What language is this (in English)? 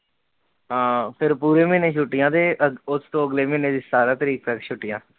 Punjabi